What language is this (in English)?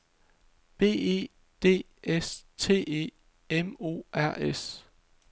Danish